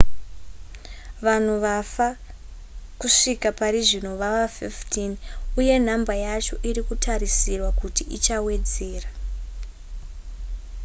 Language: Shona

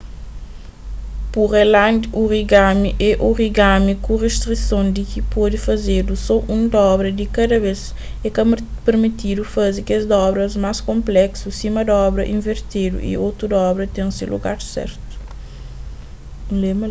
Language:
Kabuverdianu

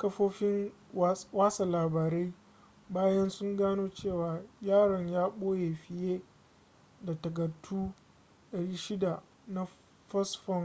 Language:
Hausa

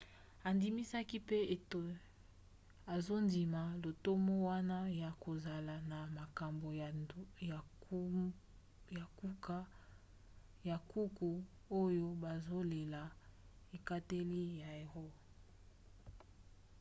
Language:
Lingala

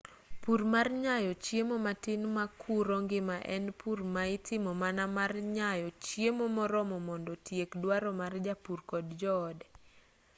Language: Luo (Kenya and Tanzania)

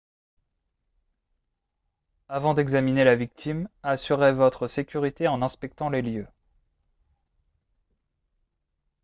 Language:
French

